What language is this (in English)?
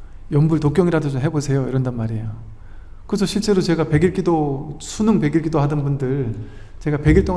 Korean